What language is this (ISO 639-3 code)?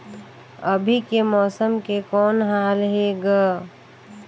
hne